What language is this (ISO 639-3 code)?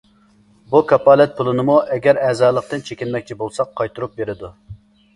uig